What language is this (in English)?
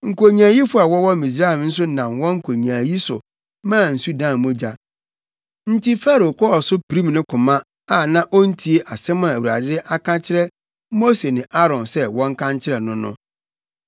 Akan